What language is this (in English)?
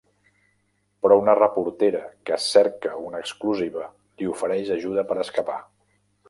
Catalan